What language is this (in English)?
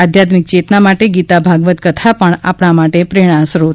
Gujarati